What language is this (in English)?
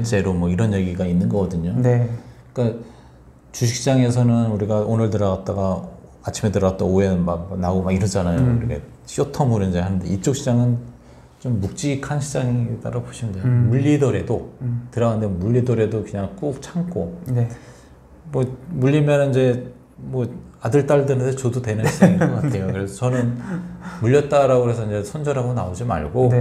Korean